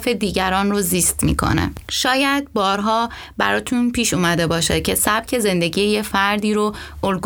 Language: Persian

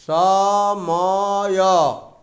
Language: Odia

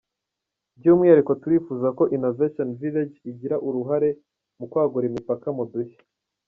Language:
Kinyarwanda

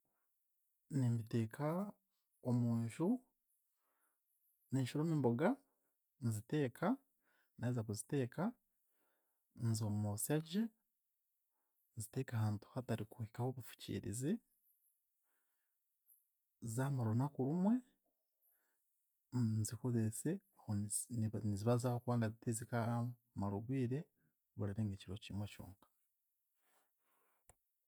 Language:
Chiga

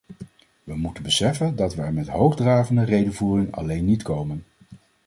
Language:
Dutch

